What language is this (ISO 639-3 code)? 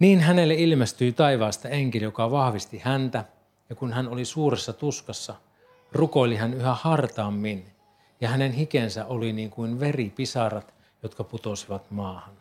fin